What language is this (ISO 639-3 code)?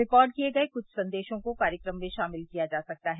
hin